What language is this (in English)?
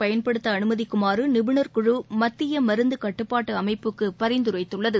Tamil